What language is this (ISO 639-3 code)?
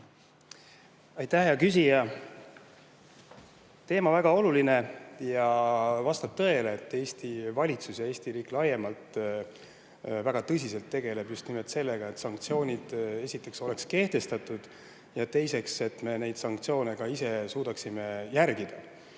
est